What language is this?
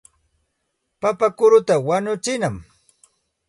Santa Ana de Tusi Pasco Quechua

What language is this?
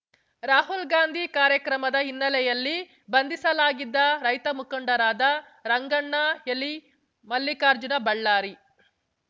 Kannada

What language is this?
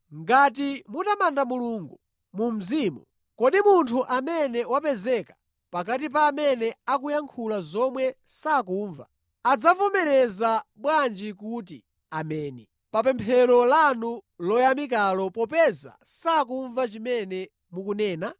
Nyanja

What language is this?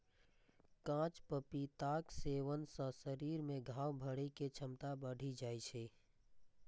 Maithili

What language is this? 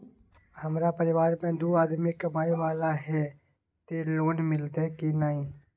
Maithili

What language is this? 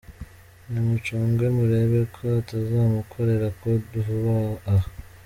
Kinyarwanda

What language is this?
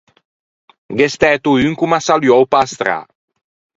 Ligurian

